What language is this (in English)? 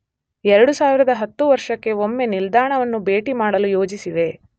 Kannada